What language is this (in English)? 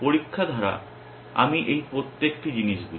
Bangla